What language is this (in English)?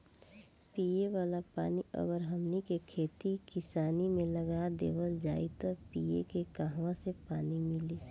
Bhojpuri